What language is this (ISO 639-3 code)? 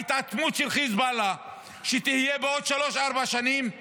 heb